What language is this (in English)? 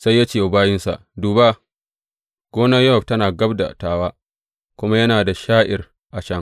Hausa